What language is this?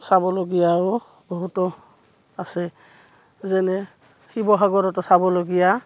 Assamese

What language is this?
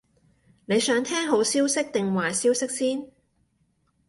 Cantonese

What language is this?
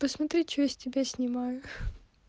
Russian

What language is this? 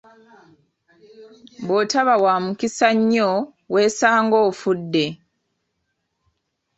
Ganda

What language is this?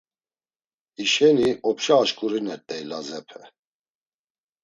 Laz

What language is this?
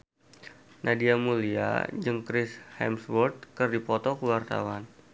Sundanese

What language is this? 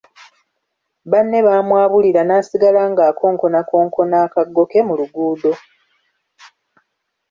Ganda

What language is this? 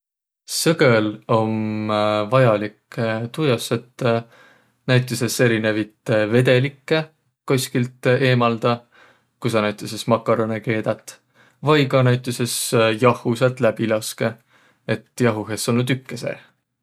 Võro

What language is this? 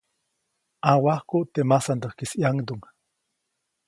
Copainalá Zoque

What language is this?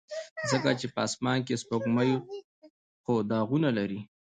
Pashto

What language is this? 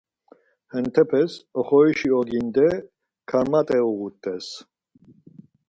Laz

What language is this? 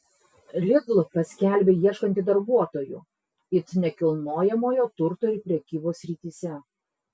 Lithuanian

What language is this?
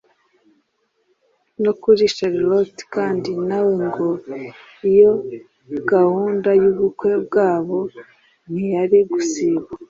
Kinyarwanda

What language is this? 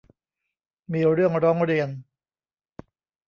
Thai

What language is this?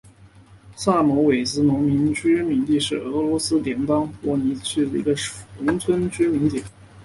Chinese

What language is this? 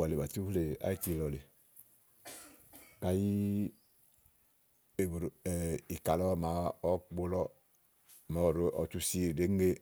Igo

